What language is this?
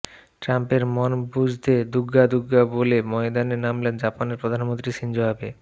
Bangla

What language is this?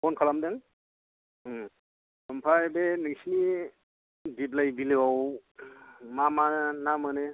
Bodo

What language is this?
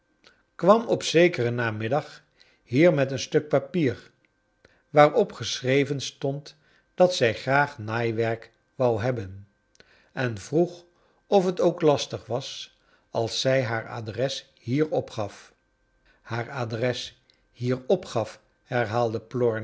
Dutch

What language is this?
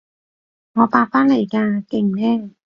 Cantonese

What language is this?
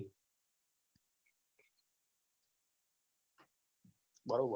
Gujarati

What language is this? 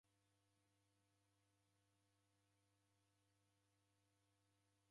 Taita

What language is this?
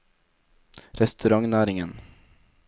Norwegian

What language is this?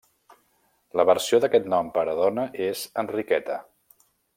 Catalan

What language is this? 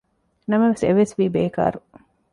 Divehi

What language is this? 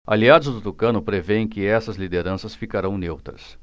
Portuguese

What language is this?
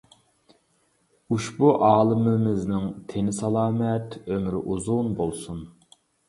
Uyghur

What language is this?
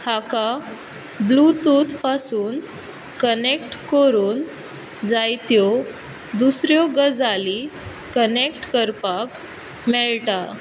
Konkani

